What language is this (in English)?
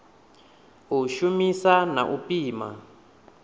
Venda